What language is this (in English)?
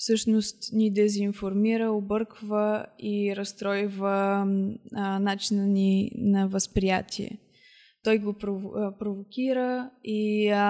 Bulgarian